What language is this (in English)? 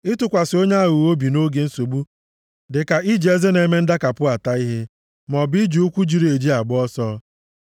Igbo